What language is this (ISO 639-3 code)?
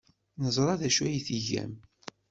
kab